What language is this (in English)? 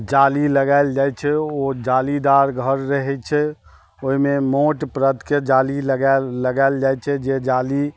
Maithili